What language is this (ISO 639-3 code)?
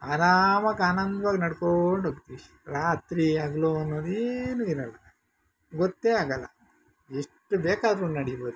kan